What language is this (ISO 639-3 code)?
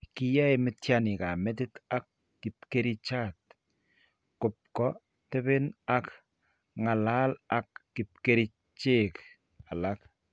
kln